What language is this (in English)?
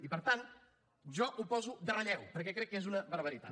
Catalan